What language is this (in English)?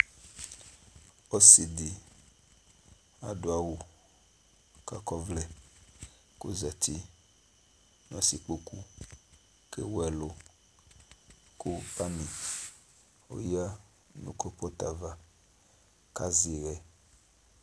Ikposo